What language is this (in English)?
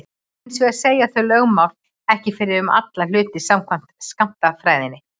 Icelandic